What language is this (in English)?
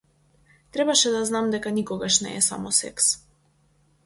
Macedonian